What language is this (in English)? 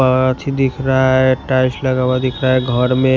Hindi